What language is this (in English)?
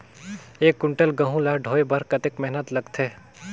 Chhattisgarhi